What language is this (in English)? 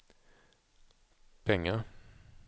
Swedish